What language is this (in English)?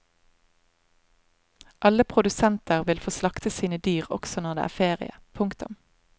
Norwegian